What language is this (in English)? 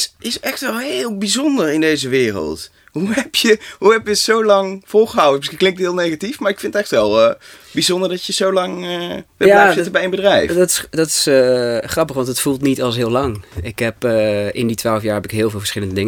Dutch